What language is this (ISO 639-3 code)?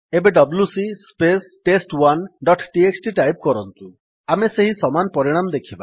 ori